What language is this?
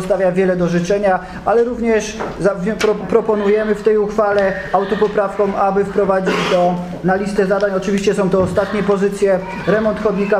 Polish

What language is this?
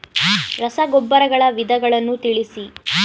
Kannada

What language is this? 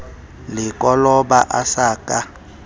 Southern Sotho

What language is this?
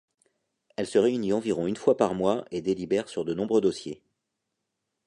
French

